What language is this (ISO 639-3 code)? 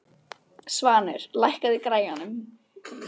isl